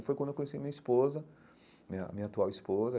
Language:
Portuguese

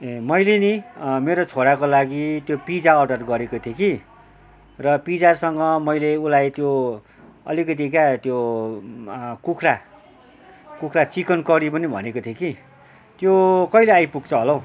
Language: Nepali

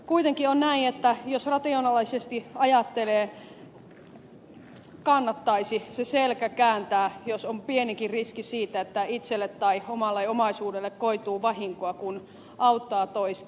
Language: Finnish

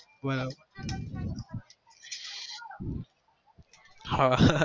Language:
Gujarati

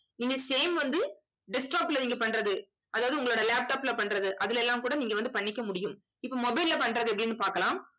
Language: Tamil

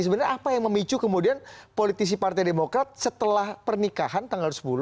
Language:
Indonesian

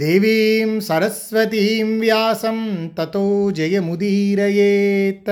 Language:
Telugu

